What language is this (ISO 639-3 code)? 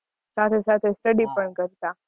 guj